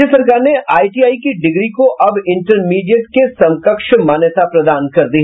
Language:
Hindi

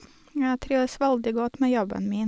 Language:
Norwegian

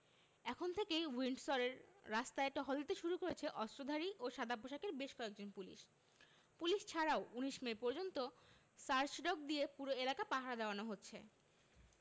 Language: Bangla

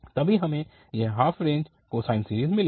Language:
Hindi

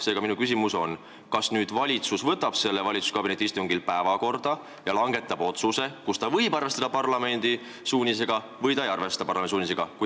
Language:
Estonian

